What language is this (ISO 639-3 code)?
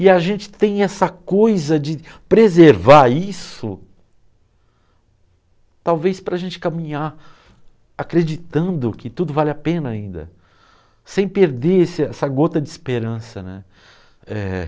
por